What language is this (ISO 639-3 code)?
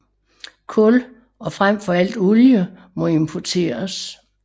dan